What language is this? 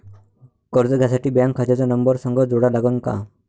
Marathi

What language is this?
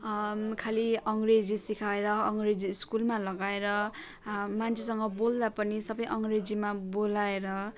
Nepali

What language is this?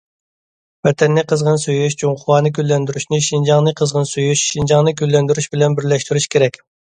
Uyghur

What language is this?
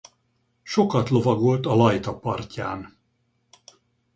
Hungarian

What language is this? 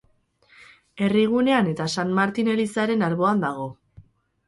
Basque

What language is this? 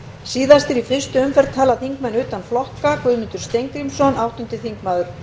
Icelandic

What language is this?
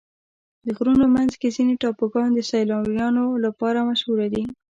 Pashto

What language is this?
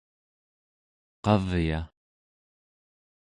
Central Yupik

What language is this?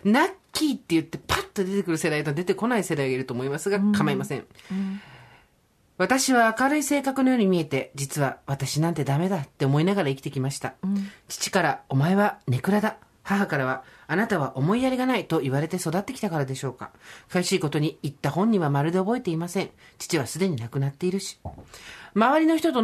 Japanese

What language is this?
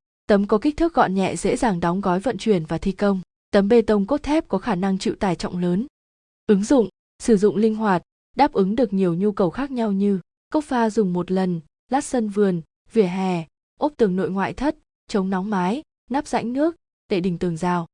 Vietnamese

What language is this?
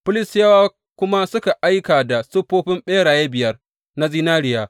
Hausa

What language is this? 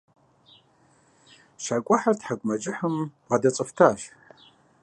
Kabardian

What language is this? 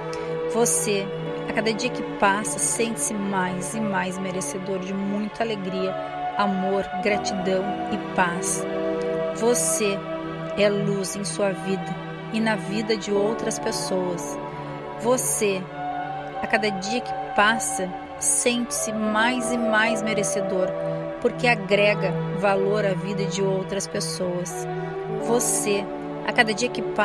Portuguese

